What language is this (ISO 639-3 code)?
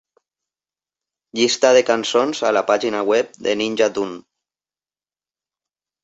cat